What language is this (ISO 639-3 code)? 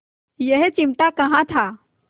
hin